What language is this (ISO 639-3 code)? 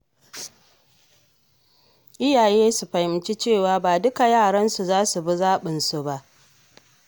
hau